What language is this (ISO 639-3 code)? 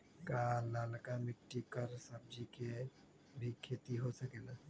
mag